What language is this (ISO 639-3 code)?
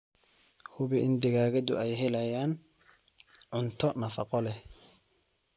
som